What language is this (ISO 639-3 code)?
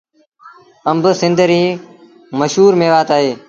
sbn